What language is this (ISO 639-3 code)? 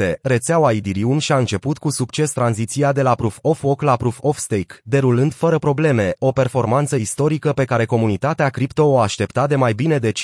ron